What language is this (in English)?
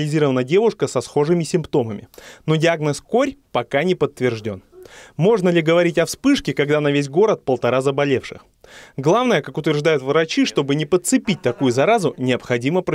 Russian